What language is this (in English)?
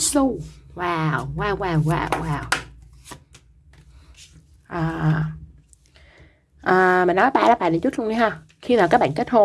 Vietnamese